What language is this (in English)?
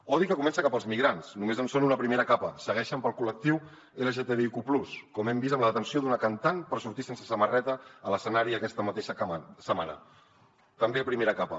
Catalan